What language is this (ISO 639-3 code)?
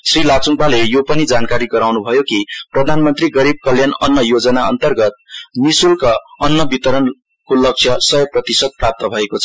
nep